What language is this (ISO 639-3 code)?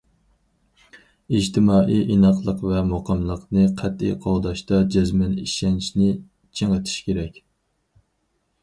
uig